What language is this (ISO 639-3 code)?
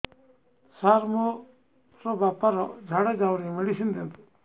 ori